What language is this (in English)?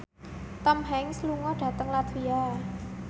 Javanese